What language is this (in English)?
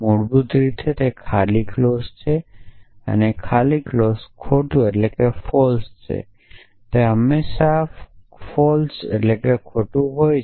Gujarati